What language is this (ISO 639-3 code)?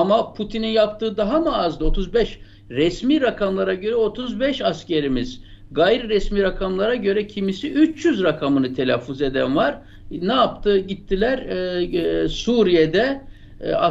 tur